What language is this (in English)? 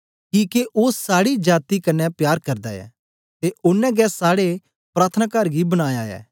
Dogri